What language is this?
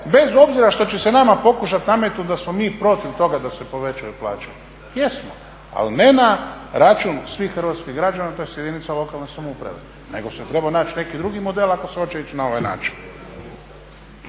Croatian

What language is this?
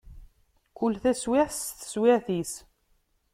Kabyle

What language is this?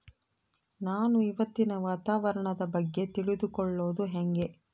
Kannada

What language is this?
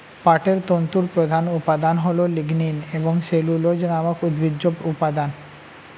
Bangla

